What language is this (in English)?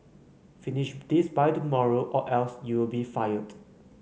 English